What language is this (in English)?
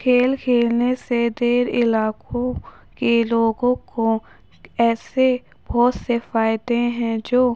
Urdu